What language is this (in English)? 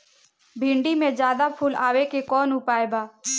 Bhojpuri